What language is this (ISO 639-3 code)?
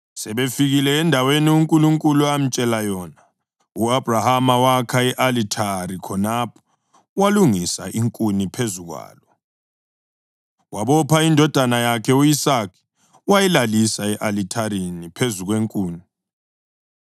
nde